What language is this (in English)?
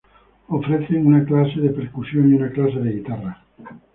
Spanish